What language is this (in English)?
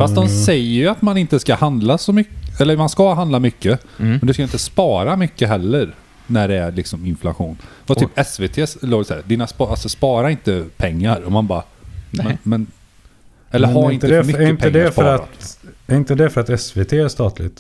Swedish